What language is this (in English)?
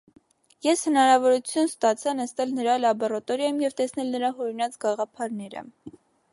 Armenian